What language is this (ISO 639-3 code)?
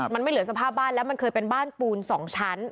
tha